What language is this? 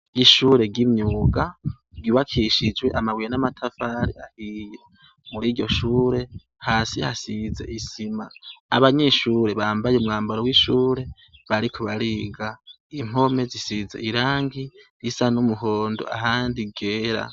Rundi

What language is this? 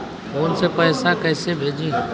Bhojpuri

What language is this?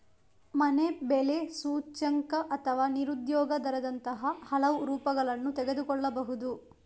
Kannada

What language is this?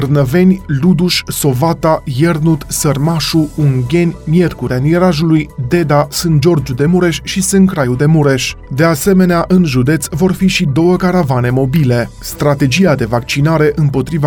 Romanian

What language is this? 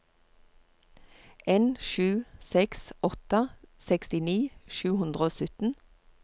Norwegian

